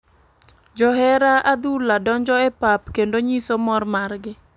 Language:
Luo (Kenya and Tanzania)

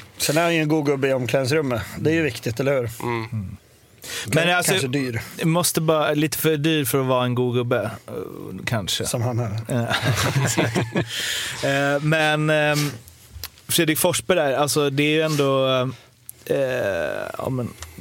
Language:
Swedish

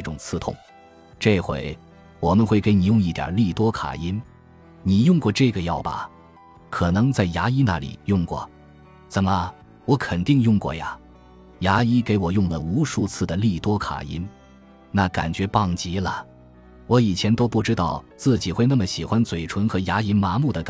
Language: Chinese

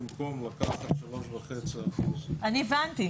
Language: Hebrew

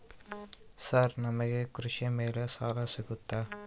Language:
Kannada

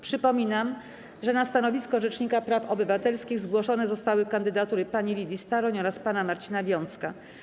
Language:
Polish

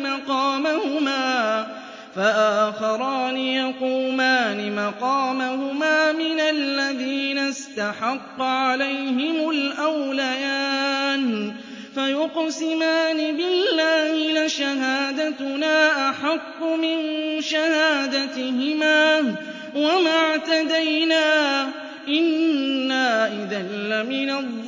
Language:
Arabic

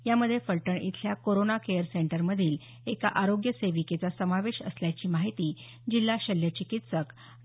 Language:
Marathi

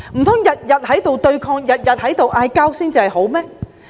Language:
Cantonese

